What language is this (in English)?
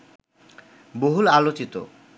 Bangla